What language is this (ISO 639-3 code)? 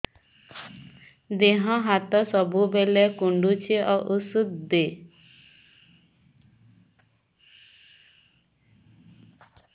ori